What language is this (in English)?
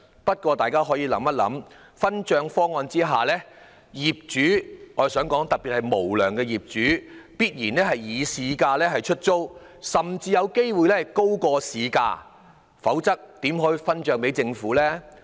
Cantonese